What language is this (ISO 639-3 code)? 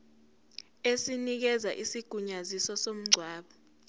zul